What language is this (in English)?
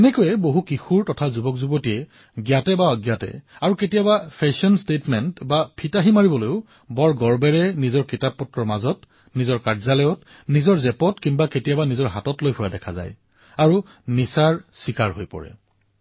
Assamese